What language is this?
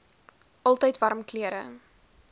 Afrikaans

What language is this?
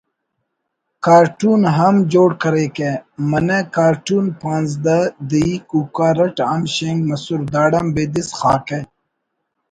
Brahui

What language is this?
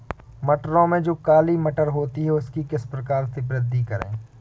Hindi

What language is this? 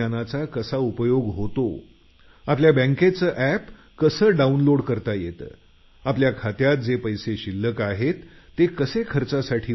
Marathi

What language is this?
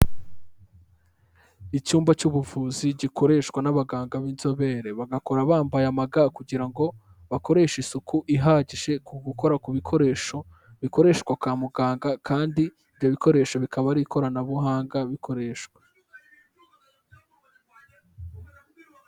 Kinyarwanda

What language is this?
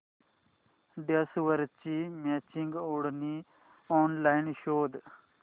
Marathi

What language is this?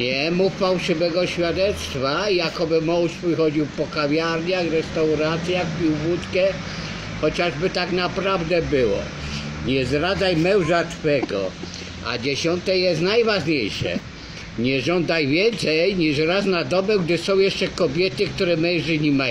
Polish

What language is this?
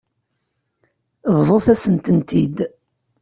Kabyle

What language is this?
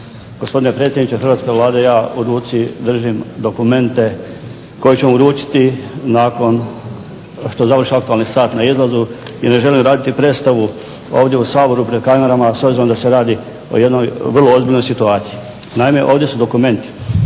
Croatian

